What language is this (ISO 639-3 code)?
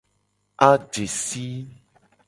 gej